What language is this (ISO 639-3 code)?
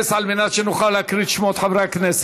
heb